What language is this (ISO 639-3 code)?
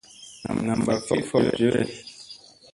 mse